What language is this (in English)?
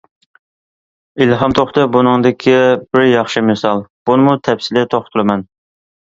Uyghur